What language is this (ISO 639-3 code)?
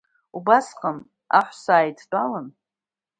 abk